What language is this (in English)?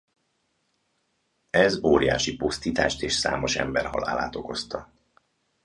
Hungarian